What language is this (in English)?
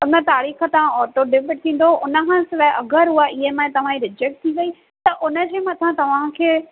Sindhi